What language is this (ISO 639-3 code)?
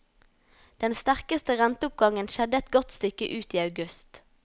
nor